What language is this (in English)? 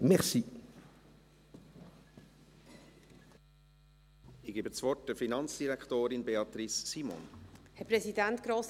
Swiss German